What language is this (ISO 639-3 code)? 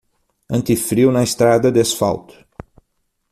por